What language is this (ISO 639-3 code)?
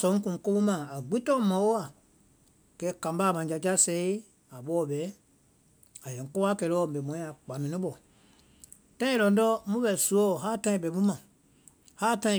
vai